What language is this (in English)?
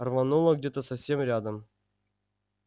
Russian